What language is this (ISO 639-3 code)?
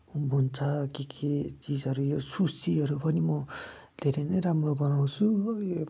nep